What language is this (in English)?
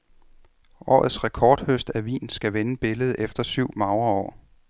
Danish